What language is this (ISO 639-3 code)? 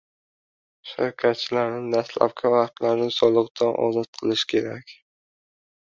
uzb